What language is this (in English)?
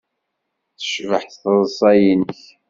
Kabyle